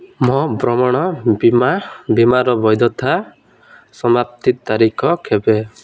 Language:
Odia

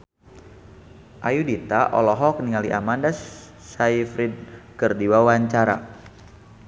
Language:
Sundanese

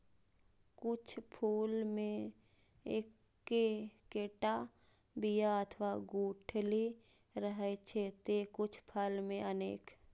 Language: Maithili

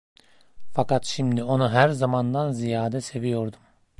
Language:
Turkish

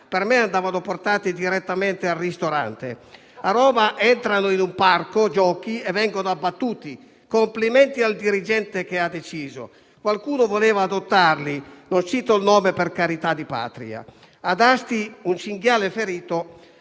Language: Italian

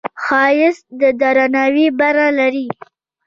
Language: Pashto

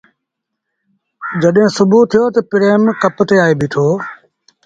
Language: Sindhi Bhil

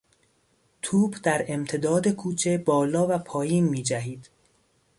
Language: Persian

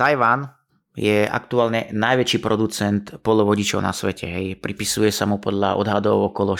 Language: Slovak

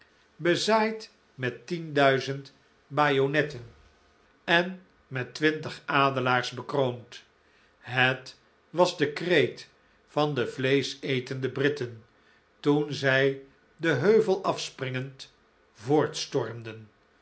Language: Dutch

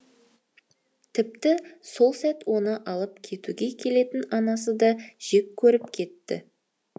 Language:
Kazakh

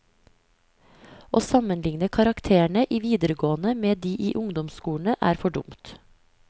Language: Norwegian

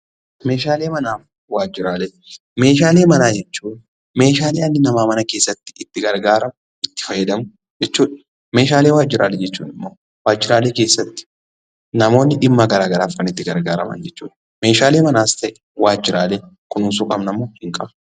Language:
Oromo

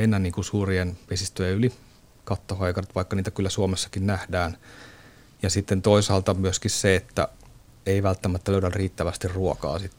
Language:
Finnish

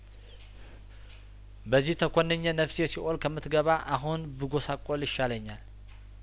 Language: Amharic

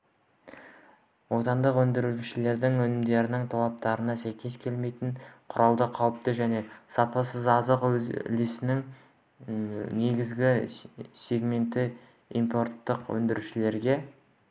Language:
Kazakh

